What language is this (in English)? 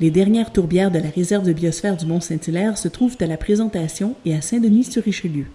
French